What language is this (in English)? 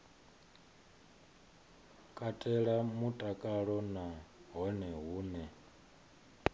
Venda